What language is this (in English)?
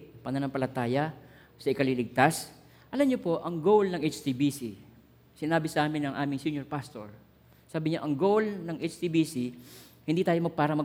Filipino